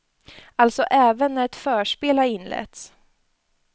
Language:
Swedish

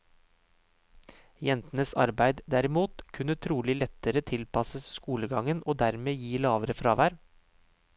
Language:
Norwegian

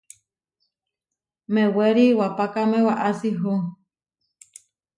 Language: Huarijio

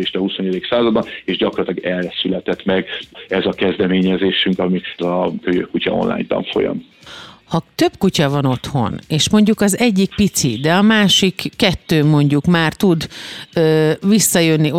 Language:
Hungarian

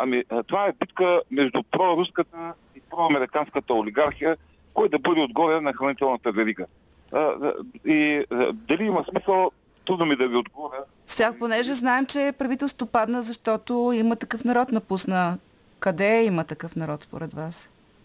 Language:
Bulgarian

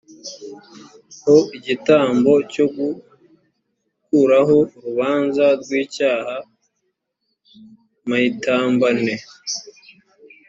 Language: Kinyarwanda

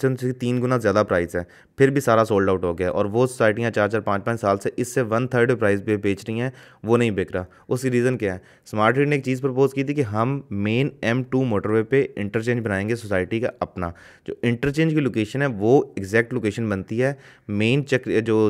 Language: Hindi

